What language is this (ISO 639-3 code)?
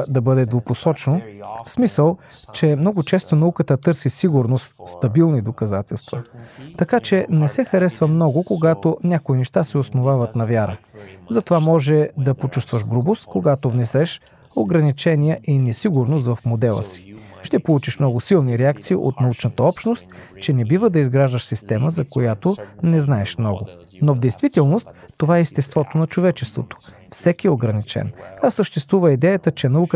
bul